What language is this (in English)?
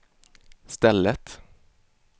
Swedish